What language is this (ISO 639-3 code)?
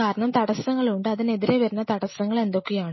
mal